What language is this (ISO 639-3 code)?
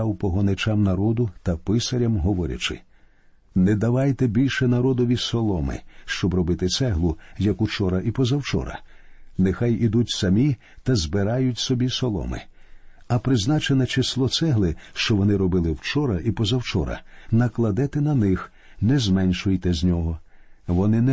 ukr